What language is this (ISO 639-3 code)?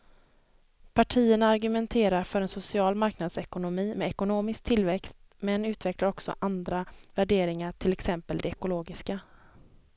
swe